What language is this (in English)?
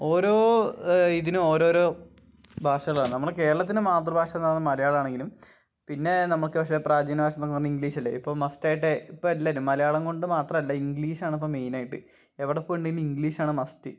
Malayalam